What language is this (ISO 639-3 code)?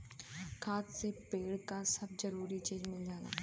bho